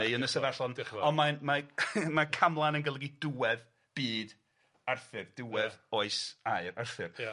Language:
Welsh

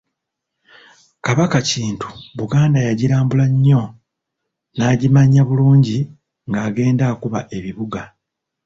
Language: Ganda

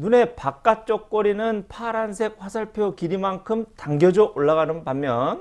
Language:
Korean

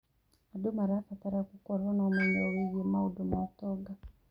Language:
Kikuyu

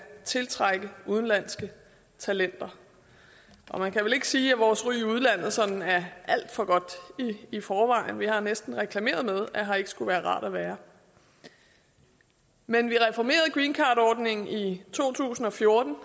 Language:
Danish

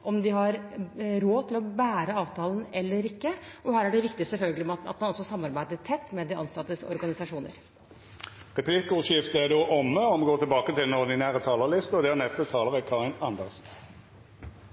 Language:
Norwegian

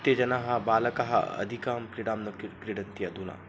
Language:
Sanskrit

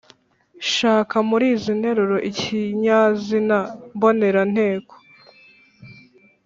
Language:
Kinyarwanda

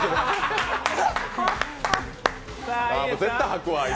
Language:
Japanese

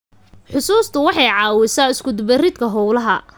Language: Somali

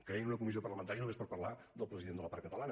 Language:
Catalan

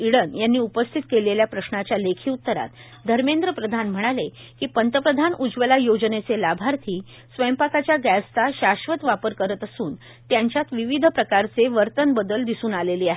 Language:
Marathi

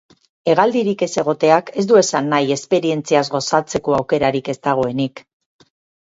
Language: Basque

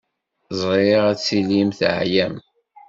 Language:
Kabyle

